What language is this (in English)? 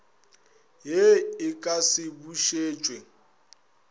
Northern Sotho